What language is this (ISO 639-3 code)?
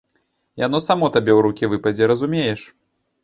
bel